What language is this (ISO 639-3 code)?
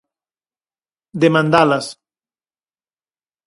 glg